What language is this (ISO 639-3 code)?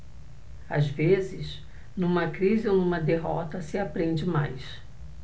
por